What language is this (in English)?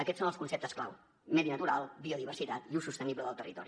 Catalan